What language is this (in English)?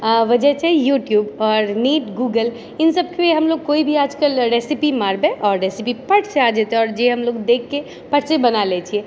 Maithili